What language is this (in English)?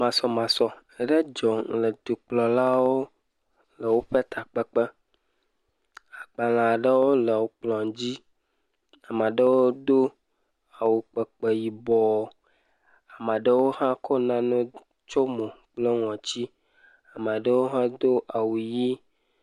Ewe